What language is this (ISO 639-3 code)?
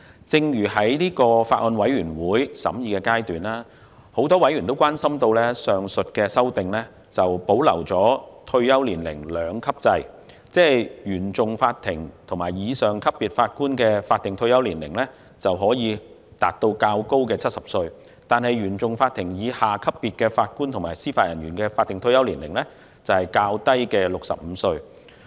yue